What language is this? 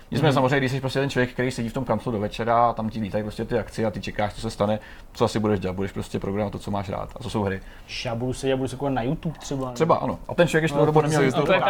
Czech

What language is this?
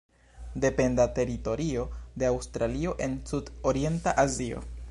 Esperanto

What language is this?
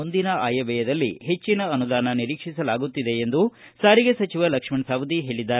Kannada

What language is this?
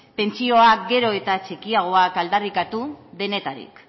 Basque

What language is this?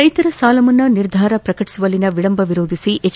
Kannada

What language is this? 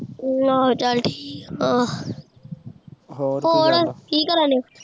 Punjabi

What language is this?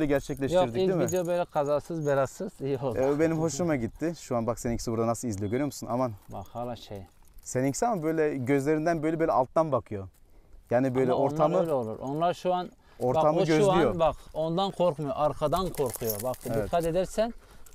Turkish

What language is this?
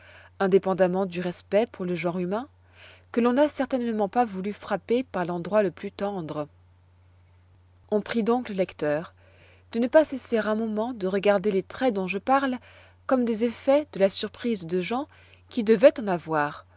French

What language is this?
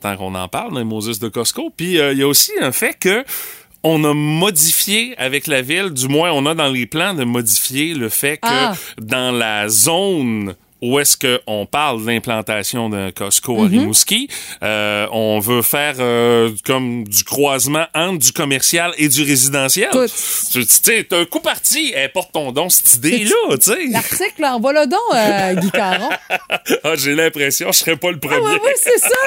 French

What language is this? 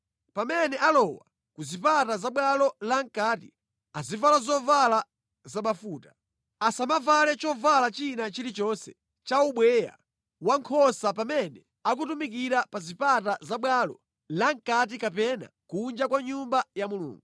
Nyanja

